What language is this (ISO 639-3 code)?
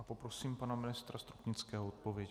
ces